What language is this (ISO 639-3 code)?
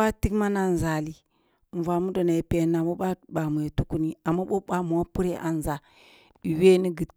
bbu